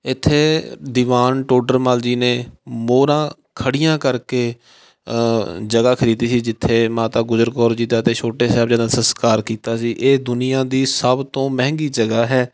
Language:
Punjabi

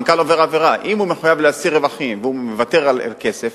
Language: Hebrew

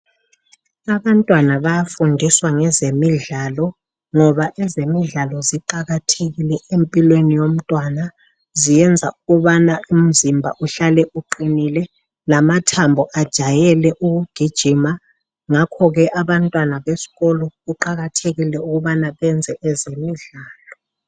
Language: North Ndebele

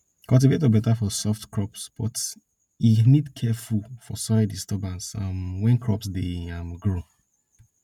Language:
Nigerian Pidgin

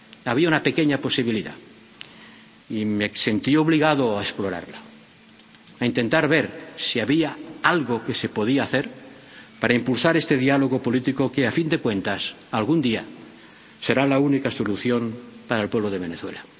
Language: Spanish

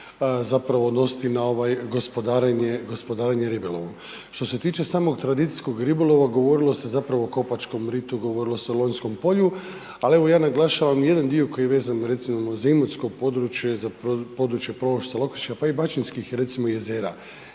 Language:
Croatian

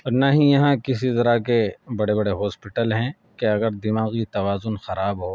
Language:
Urdu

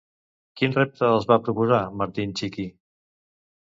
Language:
Catalan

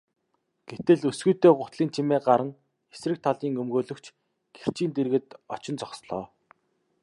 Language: Mongolian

